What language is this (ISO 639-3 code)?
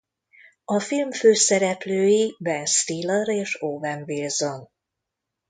hun